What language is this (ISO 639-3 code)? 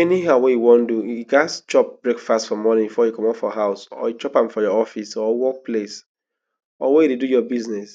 pcm